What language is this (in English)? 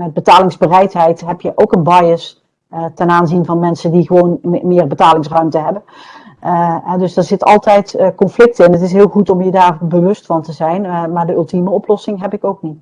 Dutch